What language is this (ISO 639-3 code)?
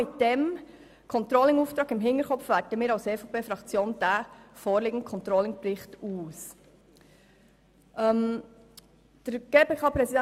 gsw